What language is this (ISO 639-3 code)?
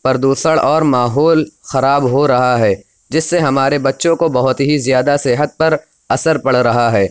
urd